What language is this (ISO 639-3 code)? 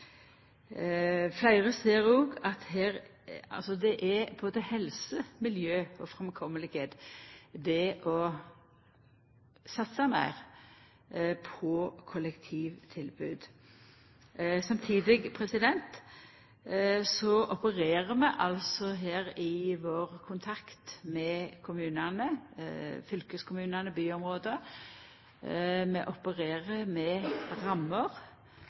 nno